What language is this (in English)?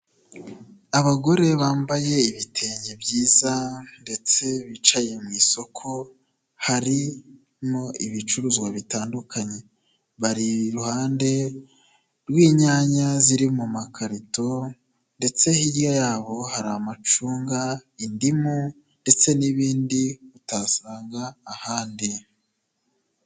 Kinyarwanda